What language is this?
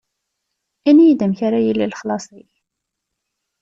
Kabyle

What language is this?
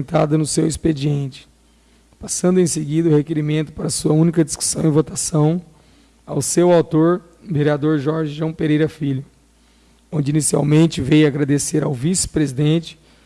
Portuguese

